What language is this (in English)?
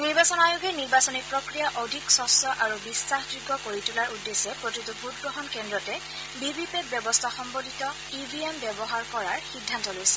Assamese